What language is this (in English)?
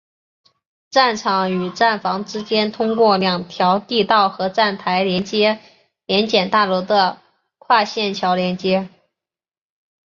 Chinese